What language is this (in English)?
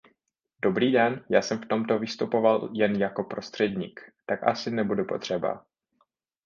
Czech